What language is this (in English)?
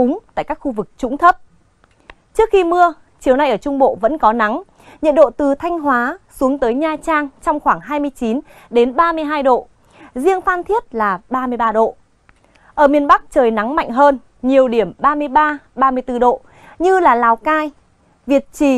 Vietnamese